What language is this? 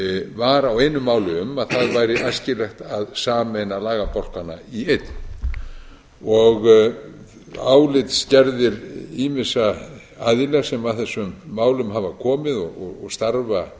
Icelandic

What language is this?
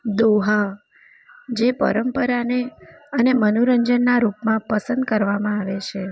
Gujarati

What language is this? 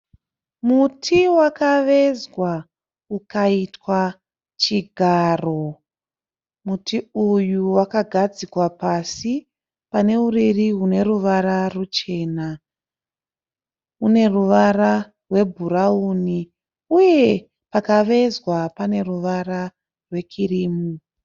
Shona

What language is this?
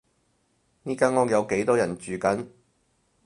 Cantonese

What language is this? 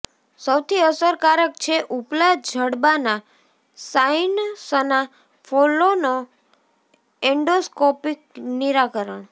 Gujarati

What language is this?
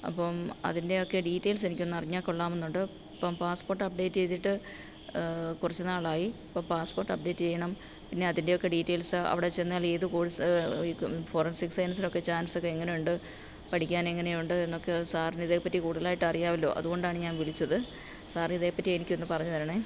Malayalam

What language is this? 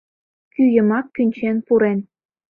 Mari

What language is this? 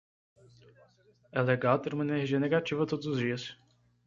Portuguese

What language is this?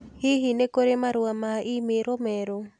Kikuyu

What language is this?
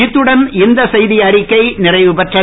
Tamil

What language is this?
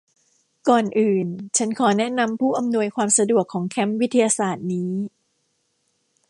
Thai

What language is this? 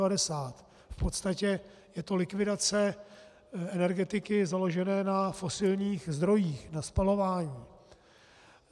Czech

